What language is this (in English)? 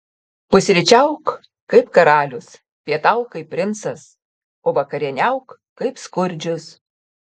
Lithuanian